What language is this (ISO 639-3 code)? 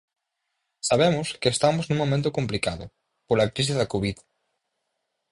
glg